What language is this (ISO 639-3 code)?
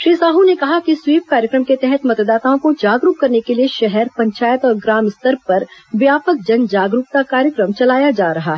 hin